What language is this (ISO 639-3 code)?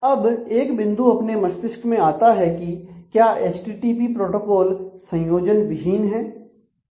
hin